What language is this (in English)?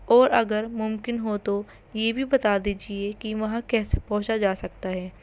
Urdu